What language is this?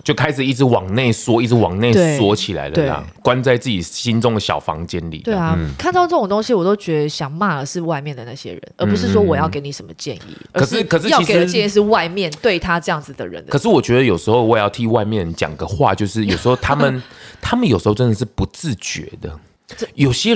Chinese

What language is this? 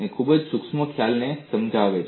Gujarati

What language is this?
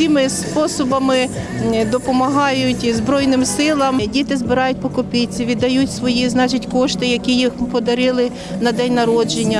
Ukrainian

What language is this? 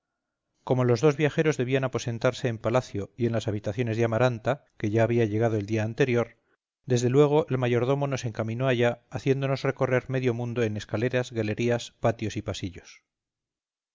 Spanish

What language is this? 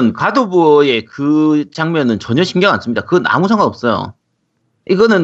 Korean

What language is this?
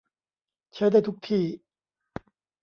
Thai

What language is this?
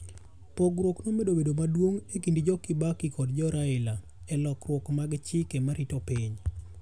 Luo (Kenya and Tanzania)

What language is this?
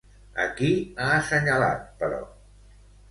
Catalan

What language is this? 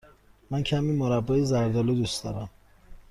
Persian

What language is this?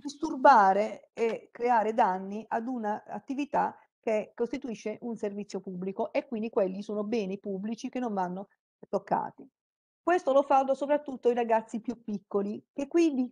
Italian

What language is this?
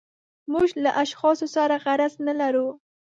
Pashto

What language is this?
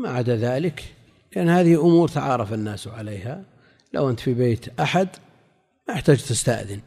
Arabic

